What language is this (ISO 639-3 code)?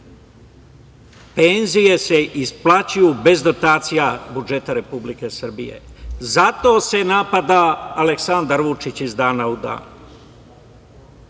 srp